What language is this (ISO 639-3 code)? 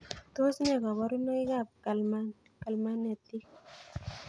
kln